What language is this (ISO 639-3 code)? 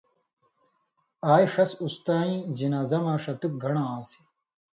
mvy